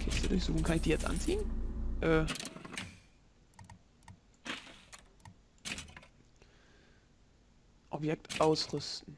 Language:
German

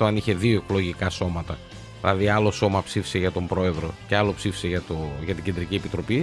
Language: Greek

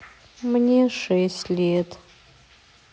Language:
Russian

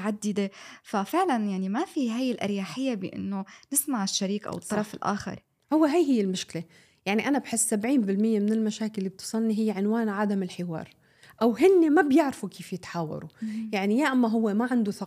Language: Arabic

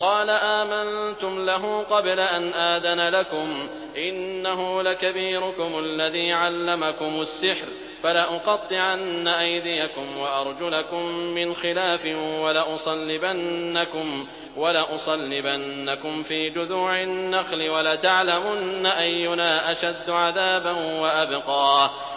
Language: Arabic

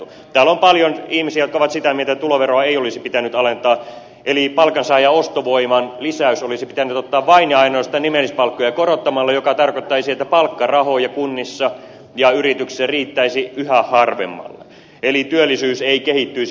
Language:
Finnish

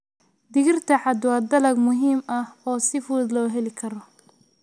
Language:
Somali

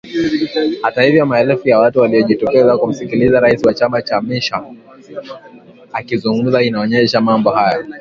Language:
Swahili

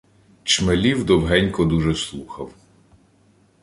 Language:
Ukrainian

